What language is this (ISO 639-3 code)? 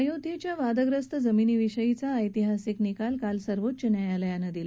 mar